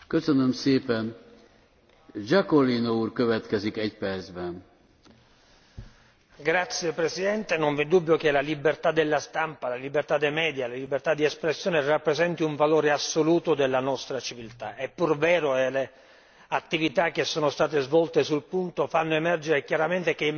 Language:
Italian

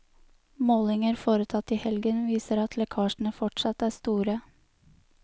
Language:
Norwegian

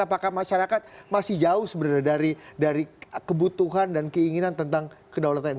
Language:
Indonesian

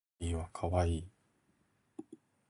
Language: Japanese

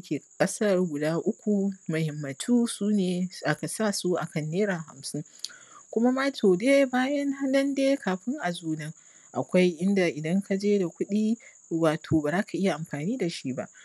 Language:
Hausa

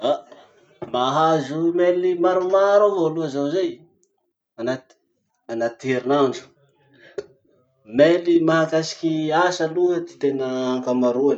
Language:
Masikoro Malagasy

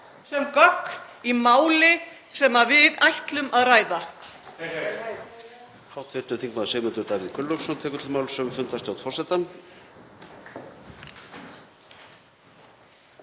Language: Icelandic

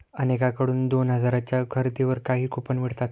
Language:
Marathi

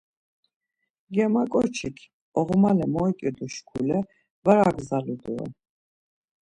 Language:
Laz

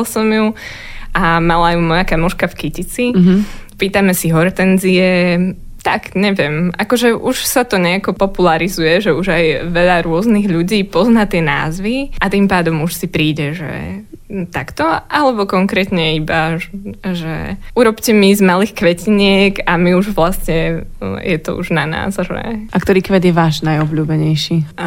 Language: Slovak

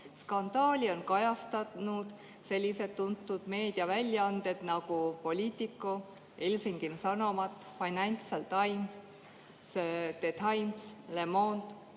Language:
Estonian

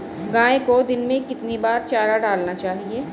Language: Hindi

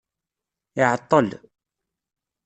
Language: Kabyle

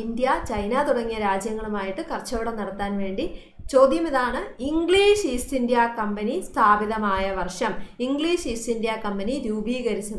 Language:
Turkish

